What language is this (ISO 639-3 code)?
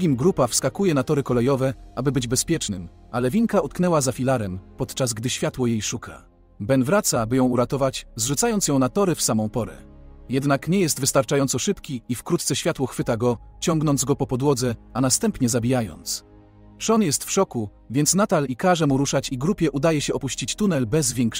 pol